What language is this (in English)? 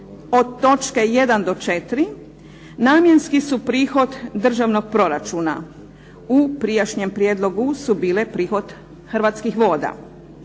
Croatian